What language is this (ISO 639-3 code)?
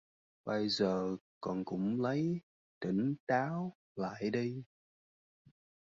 vie